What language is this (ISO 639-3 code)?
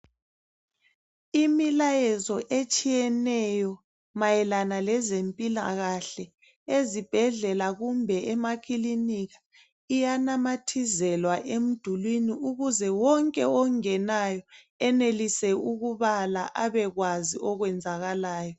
nde